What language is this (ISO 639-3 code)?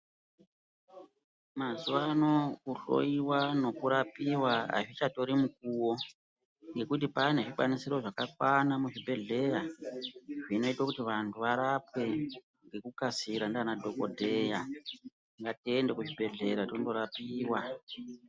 ndc